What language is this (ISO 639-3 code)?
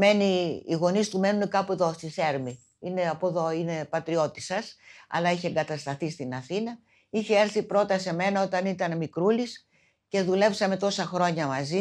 ell